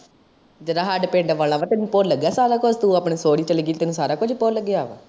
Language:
Punjabi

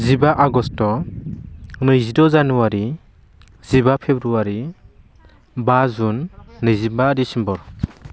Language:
Bodo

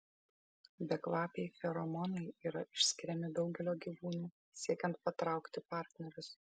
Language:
Lithuanian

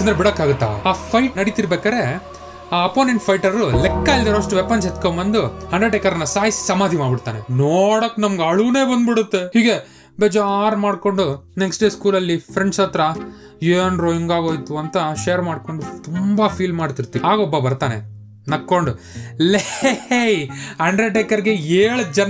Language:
Kannada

